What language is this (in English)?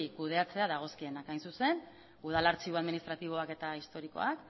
Basque